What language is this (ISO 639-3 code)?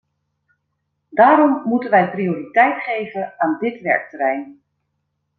nld